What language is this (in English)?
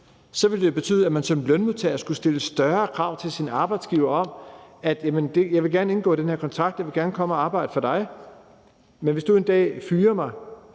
Danish